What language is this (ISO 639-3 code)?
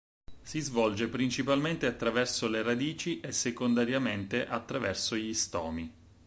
ita